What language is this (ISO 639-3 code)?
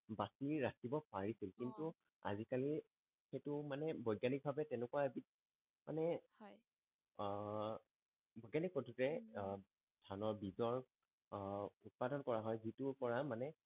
asm